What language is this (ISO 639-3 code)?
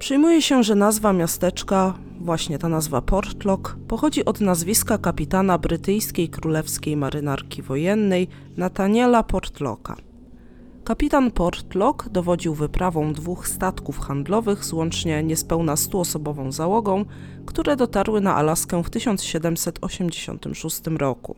pol